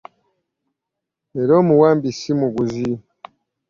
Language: Ganda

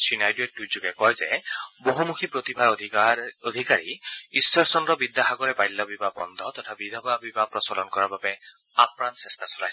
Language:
Assamese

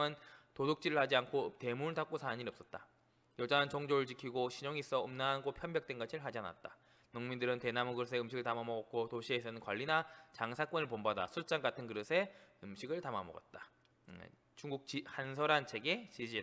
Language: Korean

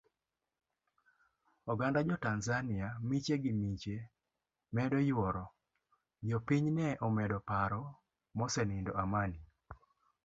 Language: Luo (Kenya and Tanzania)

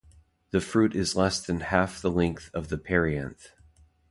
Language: English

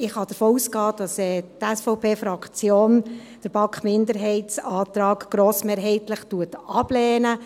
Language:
Swiss German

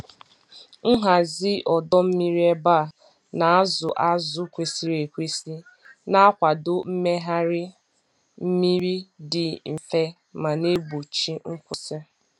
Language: Igbo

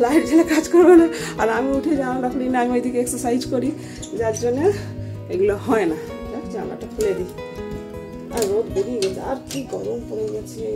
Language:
Bangla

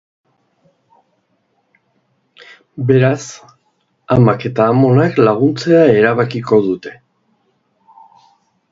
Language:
Basque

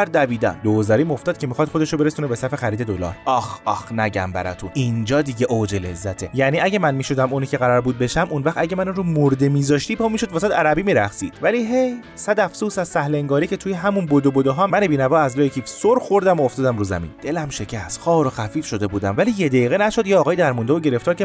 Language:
Persian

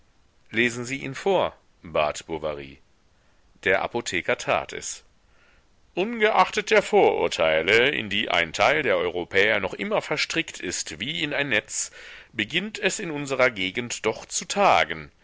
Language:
German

